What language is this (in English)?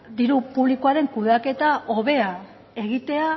Basque